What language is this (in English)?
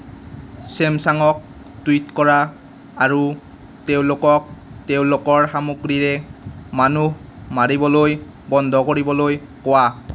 Assamese